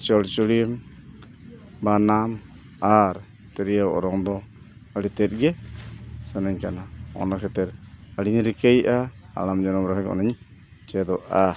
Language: Santali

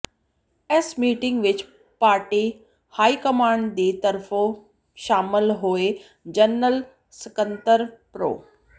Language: Punjabi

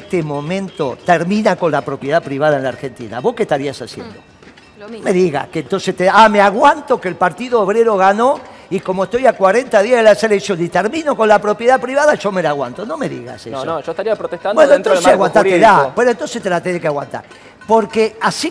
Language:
Spanish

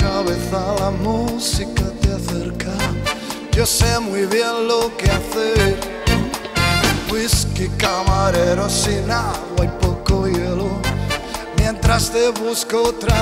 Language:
Romanian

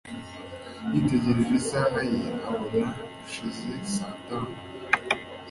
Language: Kinyarwanda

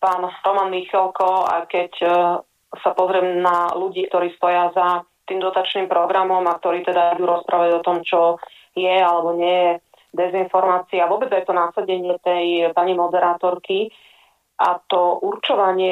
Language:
Slovak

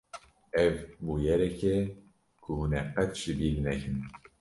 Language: Kurdish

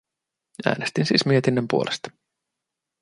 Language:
Finnish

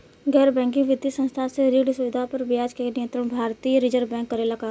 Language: Bhojpuri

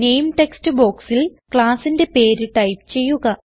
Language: Malayalam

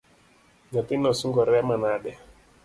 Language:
Luo (Kenya and Tanzania)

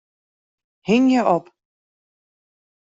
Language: Western Frisian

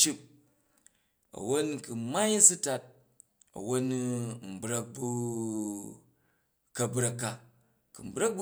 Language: Jju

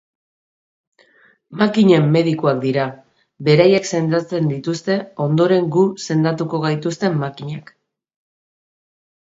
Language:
Basque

